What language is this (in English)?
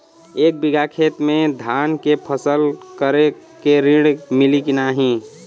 Bhojpuri